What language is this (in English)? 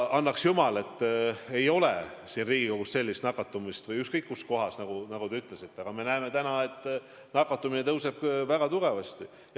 Estonian